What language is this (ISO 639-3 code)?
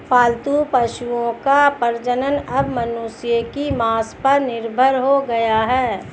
hin